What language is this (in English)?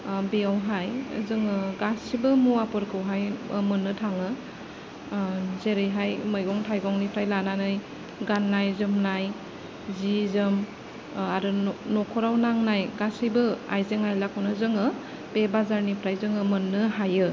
Bodo